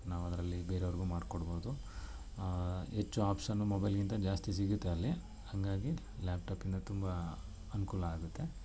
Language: Kannada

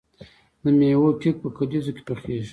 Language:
Pashto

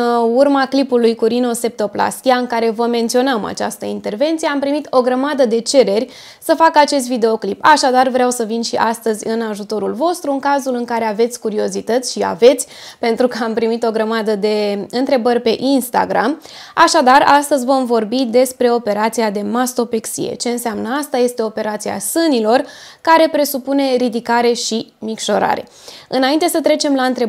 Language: Romanian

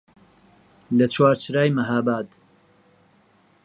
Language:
Central Kurdish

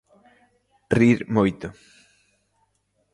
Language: Galician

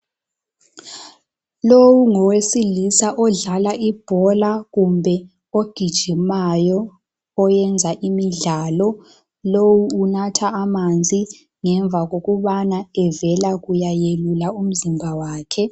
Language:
North Ndebele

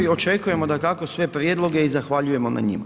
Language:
Croatian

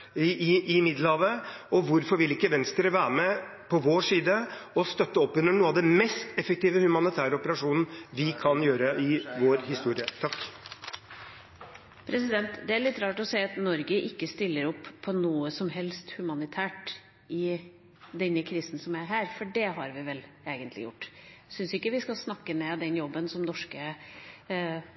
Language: Norwegian Bokmål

